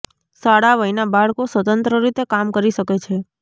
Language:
Gujarati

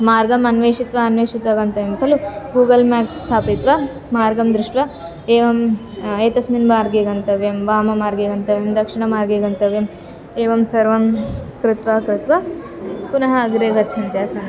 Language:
Sanskrit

